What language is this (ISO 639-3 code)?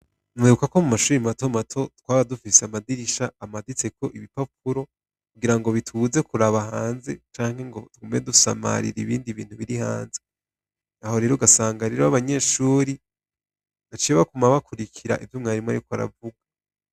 run